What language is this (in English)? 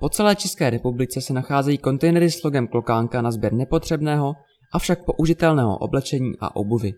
Czech